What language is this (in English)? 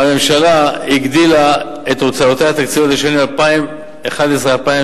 Hebrew